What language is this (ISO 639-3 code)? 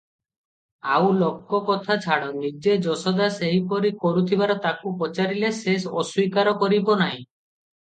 ori